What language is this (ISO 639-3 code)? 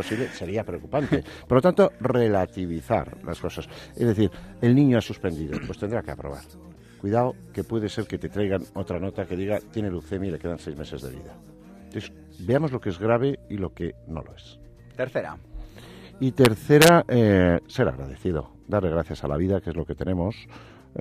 spa